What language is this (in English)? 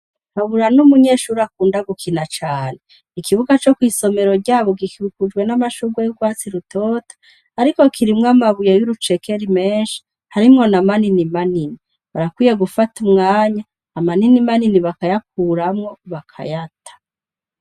Rundi